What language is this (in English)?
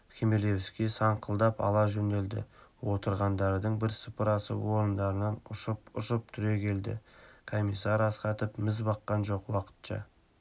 Kazakh